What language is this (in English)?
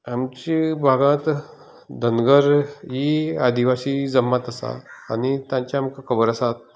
Konkani